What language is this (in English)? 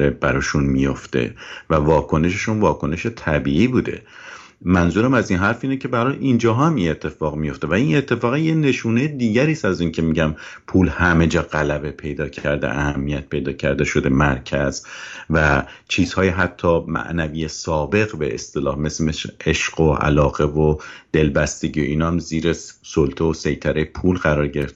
Persian